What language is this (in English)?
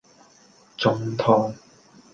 Cantonese